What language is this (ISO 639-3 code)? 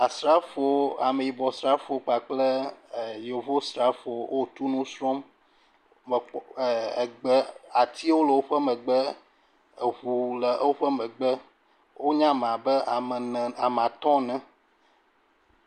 ewe